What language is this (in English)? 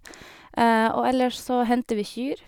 Norwegian